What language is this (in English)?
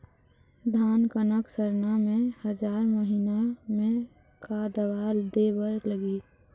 Chhattisgarhi